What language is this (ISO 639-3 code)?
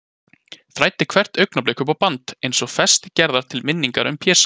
isl